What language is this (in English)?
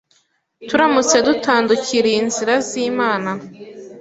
Kinyarwanda